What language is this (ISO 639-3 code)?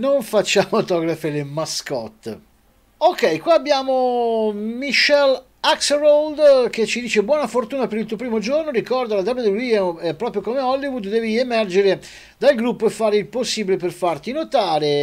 ita